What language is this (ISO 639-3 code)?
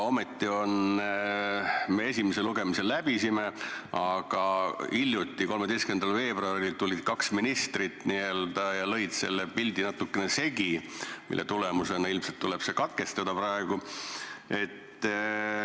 est